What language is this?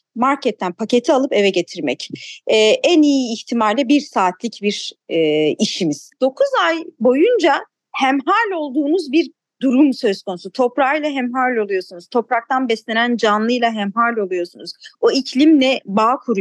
Turkish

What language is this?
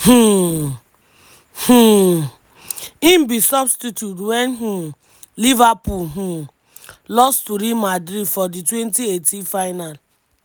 Nigerian Pidgin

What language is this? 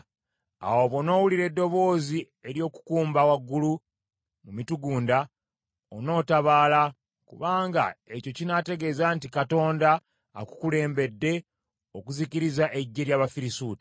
Ganda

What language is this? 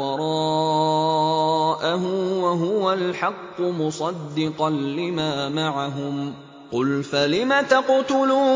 Arabic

